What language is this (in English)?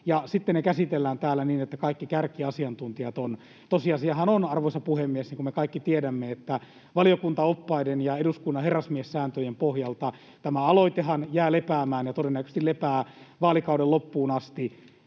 Finnish